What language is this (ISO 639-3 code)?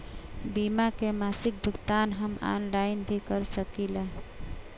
bho